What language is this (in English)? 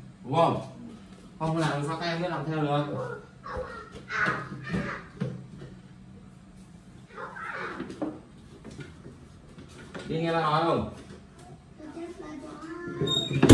Vietnamese